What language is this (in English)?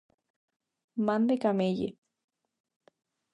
Galician